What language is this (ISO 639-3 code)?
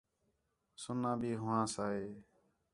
xhe